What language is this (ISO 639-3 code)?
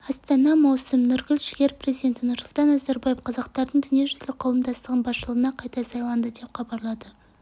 kaz